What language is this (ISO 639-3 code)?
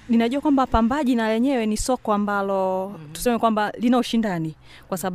swa